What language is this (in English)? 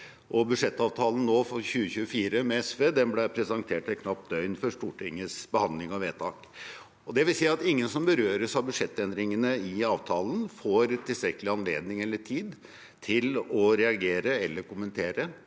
Norwegian